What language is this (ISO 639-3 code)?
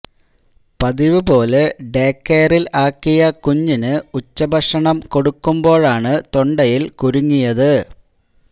mal